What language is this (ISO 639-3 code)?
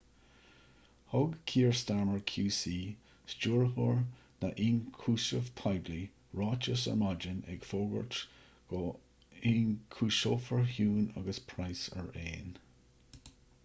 gle